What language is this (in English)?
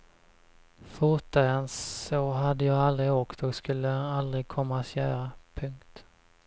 Swedish